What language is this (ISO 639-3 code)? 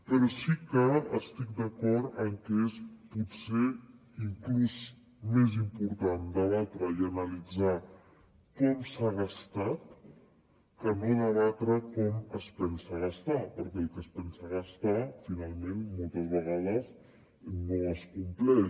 cat